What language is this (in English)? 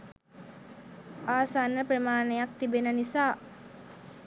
Sinhala